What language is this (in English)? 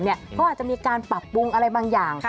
Thai